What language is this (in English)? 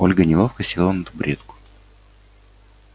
Russian